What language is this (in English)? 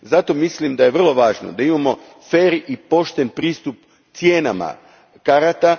Croatian